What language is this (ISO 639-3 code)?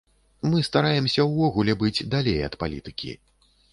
bel